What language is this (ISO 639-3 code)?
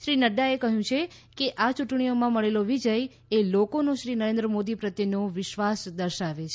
guj